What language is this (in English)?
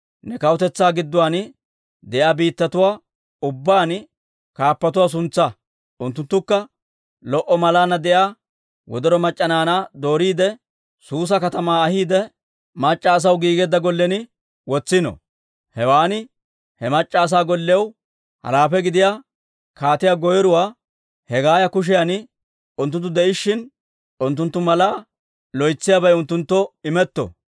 Dawro